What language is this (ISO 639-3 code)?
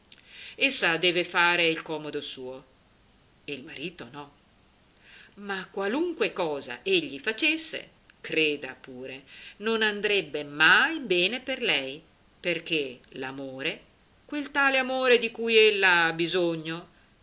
ita